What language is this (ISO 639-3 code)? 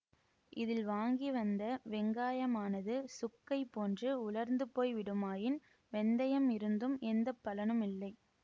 tam